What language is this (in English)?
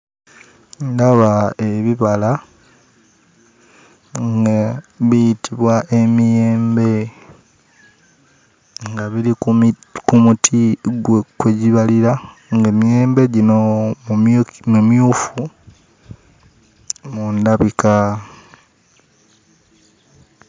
Ganda